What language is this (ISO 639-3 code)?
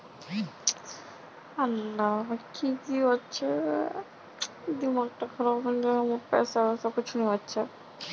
mag